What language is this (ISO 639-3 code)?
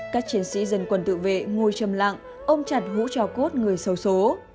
vie